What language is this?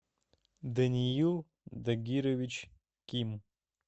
Russian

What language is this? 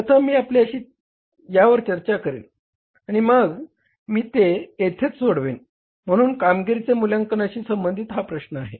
Marathi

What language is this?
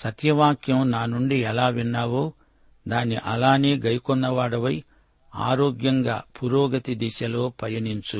Telugu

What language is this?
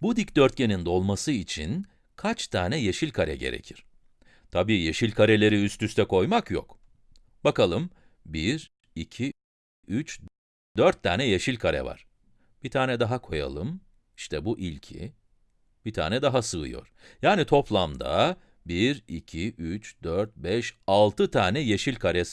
Turkish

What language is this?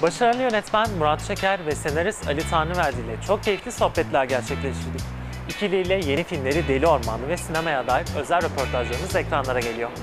Turkish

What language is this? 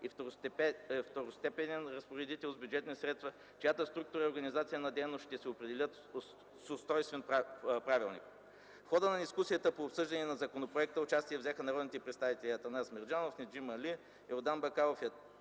Bulgarian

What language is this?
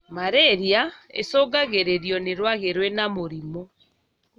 Kikuyu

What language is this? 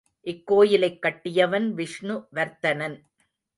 Tamil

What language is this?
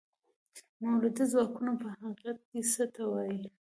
Pashto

